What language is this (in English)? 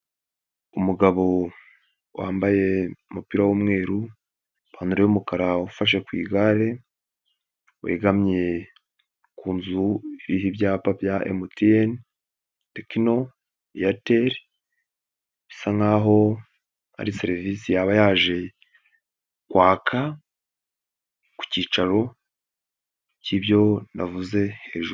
Kinyarwanda